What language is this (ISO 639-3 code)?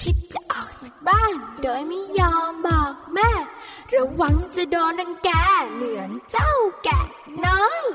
tha